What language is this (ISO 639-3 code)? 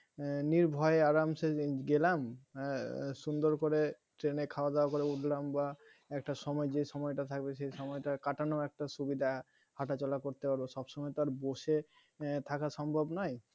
ben